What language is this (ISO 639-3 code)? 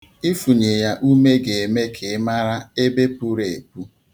ibo